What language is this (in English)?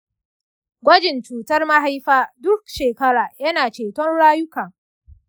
Hausa